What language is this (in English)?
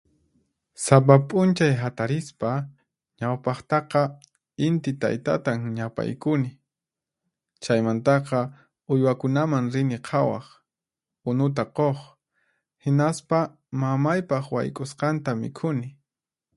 Puno Quechua